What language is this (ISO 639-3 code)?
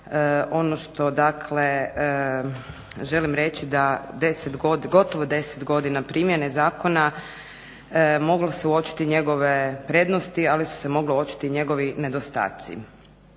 hrv